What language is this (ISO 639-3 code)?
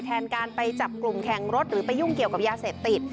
tha